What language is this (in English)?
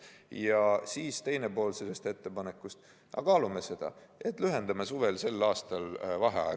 Estonian